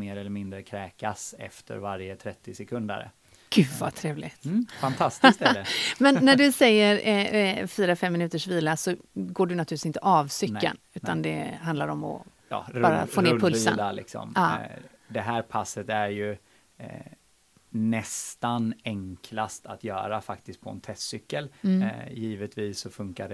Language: Swedish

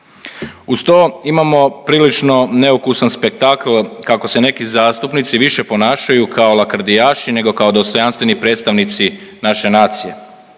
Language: Croatian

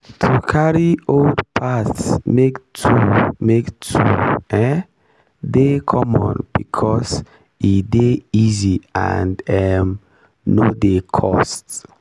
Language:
Nigerian Pidgin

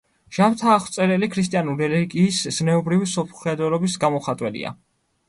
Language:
Georgian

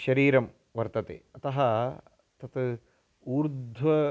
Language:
Sanskrit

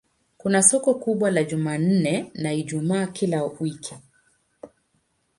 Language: Swahili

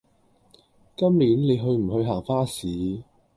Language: Cantonese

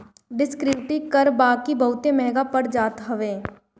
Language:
Bhojpuri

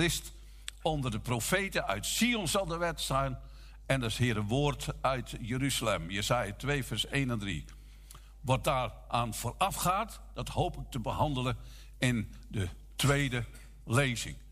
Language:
Dutch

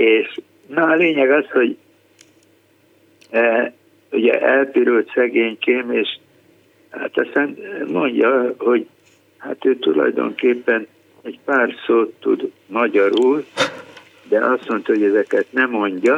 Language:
Hungarian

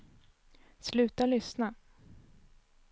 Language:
Swedish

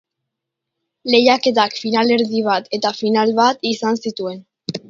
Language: Basque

